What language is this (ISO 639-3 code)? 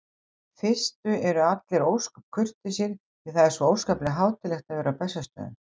isl